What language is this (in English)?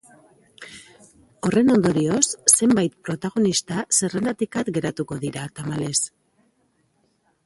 Basque